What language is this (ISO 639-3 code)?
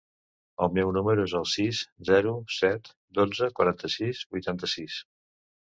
cat